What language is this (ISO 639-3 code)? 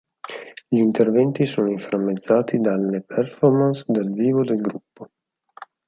ita